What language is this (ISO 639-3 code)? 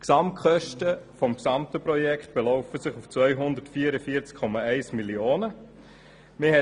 gsw